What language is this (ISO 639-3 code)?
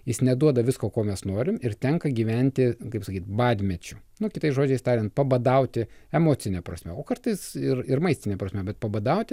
lit